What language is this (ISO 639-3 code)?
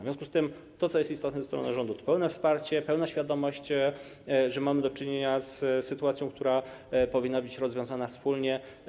pol